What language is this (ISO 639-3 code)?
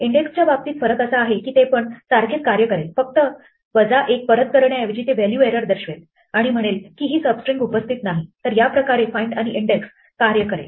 mar